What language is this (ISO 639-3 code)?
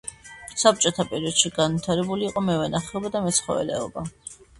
kat